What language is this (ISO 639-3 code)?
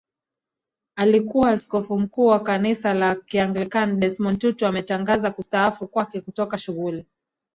swa